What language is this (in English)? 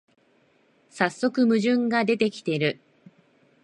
Japanese